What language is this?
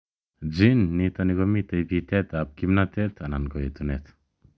Kalenjin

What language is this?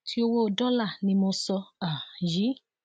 Yoruba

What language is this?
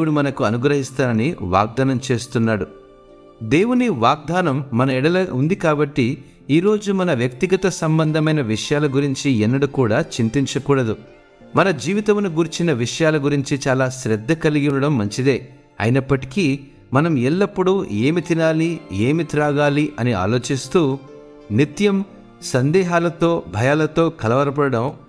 Telugu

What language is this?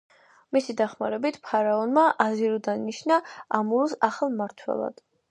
Georgian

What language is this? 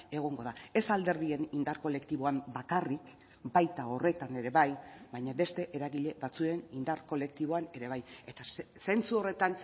Basque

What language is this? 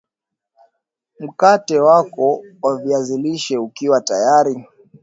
Swahili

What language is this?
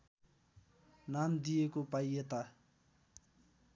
Nepali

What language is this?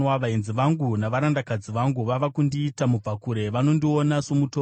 Shona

